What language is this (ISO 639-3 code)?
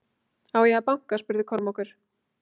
isl